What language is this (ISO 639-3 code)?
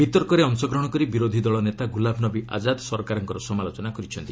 ori